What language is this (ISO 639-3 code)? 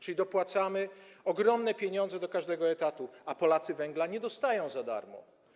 pol